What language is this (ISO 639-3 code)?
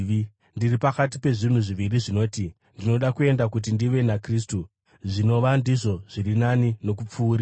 sna